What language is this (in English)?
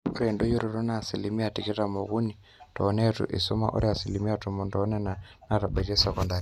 Masai